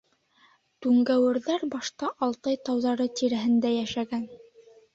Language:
Bashkir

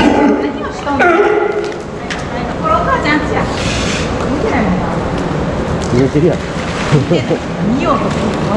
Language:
Japanese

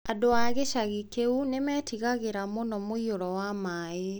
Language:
Kikuyu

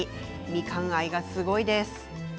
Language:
Japanese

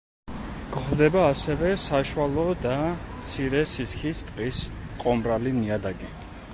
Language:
Georgian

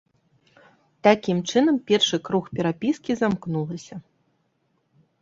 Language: Belarusian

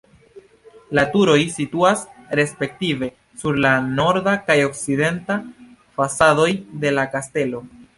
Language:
Esperanto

